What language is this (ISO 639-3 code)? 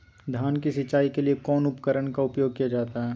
mag